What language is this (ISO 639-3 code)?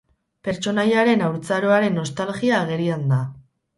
eus